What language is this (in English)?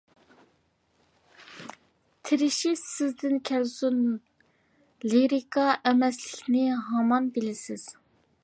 Uyghur